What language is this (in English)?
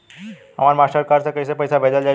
Bhojpuri